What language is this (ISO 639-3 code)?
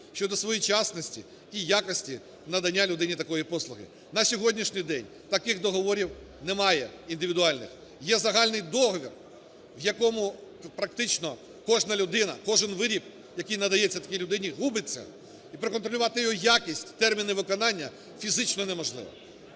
ukr